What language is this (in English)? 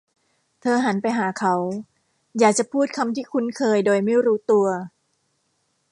Thai